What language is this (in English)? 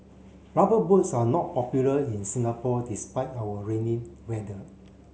English